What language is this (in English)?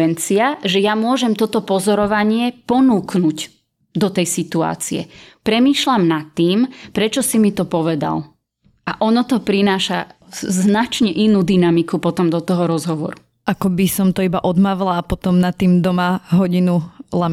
Slovak